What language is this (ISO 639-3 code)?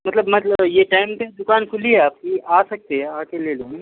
urd